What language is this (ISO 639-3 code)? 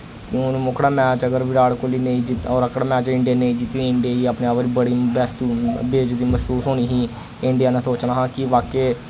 doi